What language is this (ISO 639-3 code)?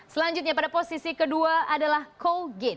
ind